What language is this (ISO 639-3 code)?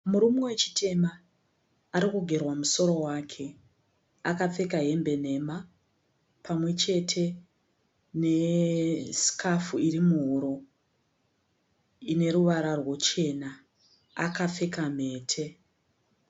sna